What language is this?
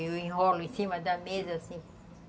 Portuguese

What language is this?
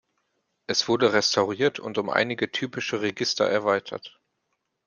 German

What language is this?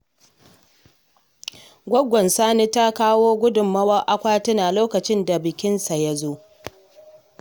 Hausa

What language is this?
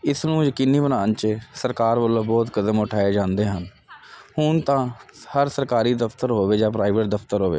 Punjabi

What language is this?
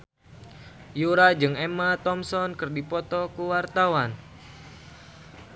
Sundanese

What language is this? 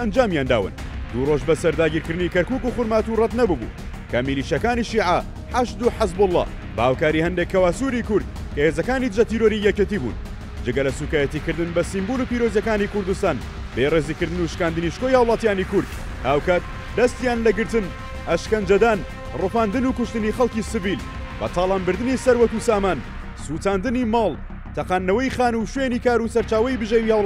Arabic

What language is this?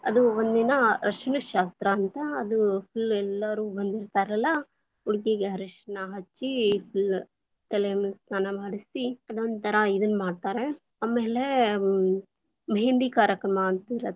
Kannada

